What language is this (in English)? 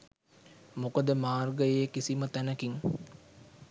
Sinhala